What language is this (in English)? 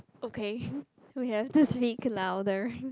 English